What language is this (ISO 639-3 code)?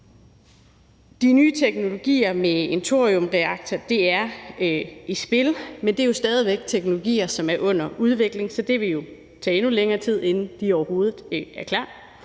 dan